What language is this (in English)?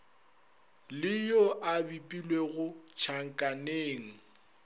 Northern Sotho